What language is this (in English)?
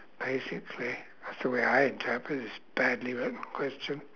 English